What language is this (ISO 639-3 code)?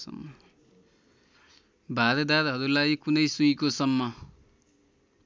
nep